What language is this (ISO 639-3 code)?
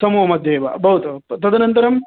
san